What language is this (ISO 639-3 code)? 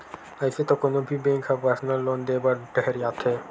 hne